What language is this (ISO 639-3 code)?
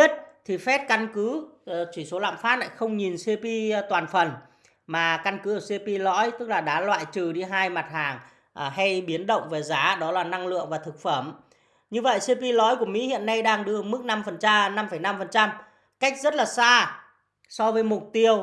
vie